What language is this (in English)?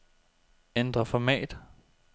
Danish